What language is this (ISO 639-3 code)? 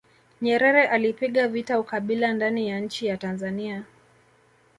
swa